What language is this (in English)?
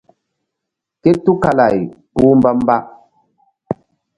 Mbum